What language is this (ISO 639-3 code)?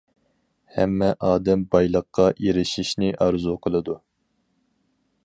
uig